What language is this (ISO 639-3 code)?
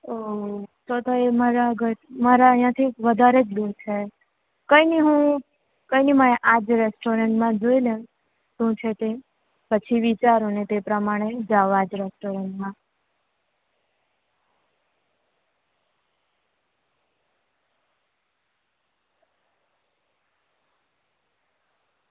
guj